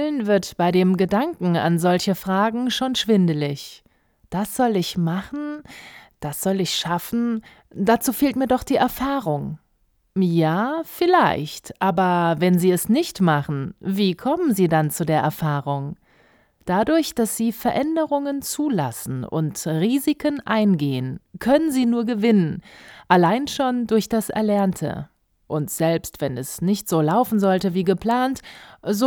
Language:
German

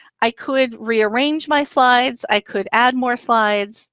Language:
English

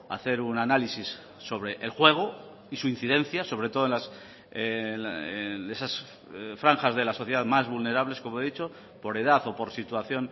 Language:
Spanish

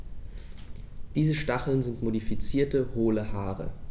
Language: German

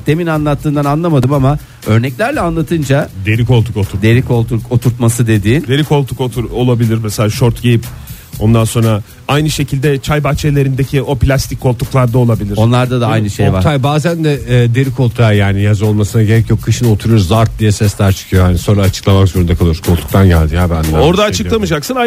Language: Turkish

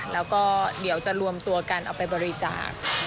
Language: Thai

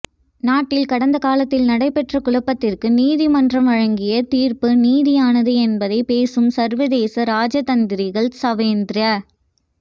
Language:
Tamil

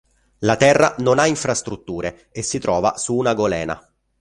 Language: Italian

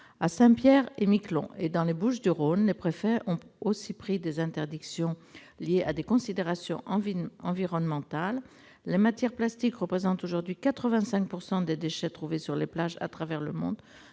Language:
French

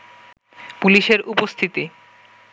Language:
Bangla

